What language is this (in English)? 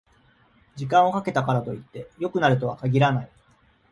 Japanese